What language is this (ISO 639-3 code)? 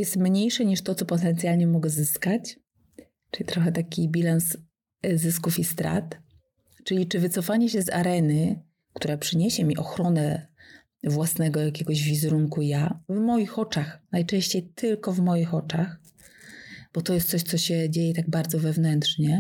pol